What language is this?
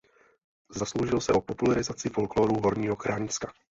Czech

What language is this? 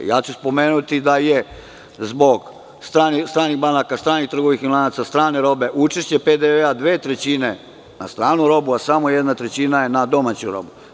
Serbian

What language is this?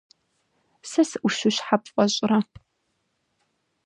Kabardian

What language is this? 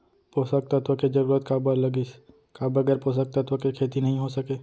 Chhattisgarhi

